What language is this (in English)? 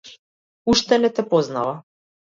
Macedonian